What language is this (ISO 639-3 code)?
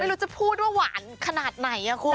tha